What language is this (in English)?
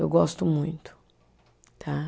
Portuguese